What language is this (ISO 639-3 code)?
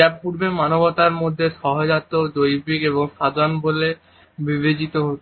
ben